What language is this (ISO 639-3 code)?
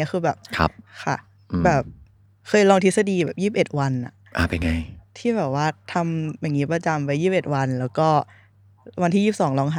tha